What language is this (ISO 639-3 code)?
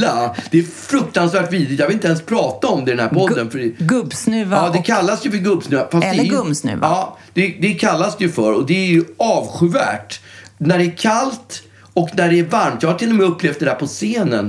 swe